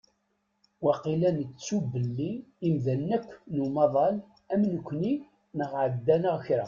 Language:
Kabyle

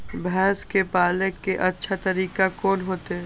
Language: Maithili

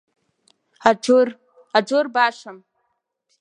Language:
Abkhazian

